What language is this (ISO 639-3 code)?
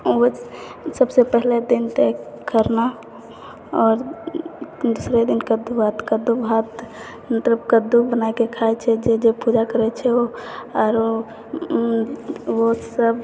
mai